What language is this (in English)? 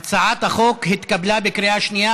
Hebrew